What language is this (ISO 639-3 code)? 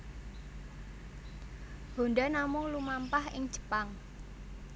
jav